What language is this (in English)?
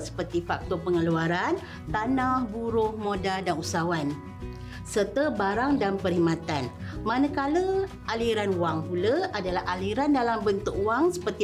Malay